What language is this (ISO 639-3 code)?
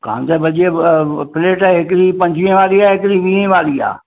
snd